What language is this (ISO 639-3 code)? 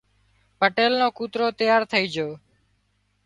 kxp